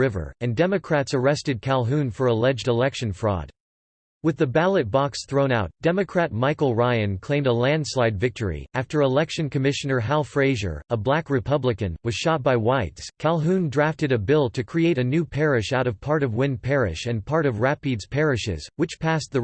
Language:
English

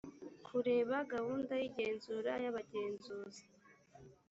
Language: Kinyarwanda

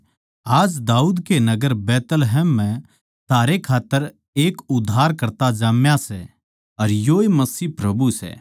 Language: Haryanvi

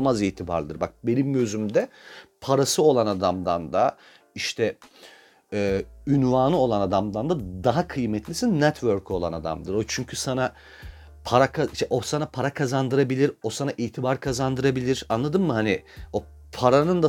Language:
Turkish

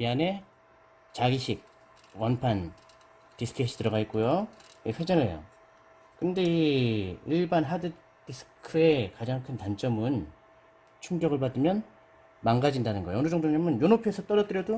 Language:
Korean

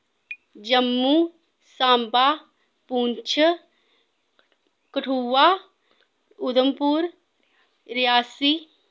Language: Dogri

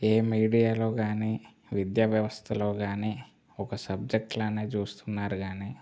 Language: Telugu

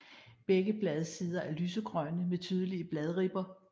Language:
Danish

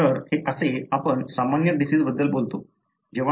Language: Marathi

